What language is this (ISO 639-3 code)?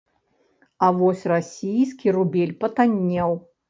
bel